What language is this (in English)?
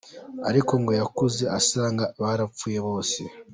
Kinyarwanda